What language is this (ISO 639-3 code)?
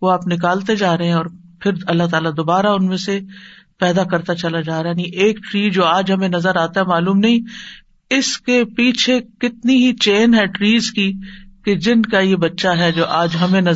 urd